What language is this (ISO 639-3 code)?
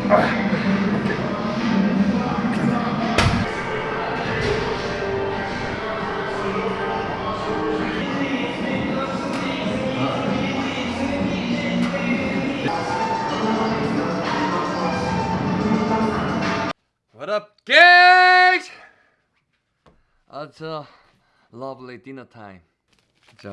kor